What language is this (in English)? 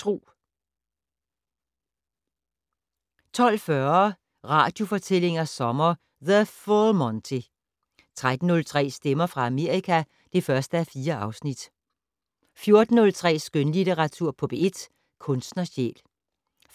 Danish